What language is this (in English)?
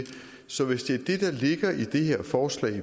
Danish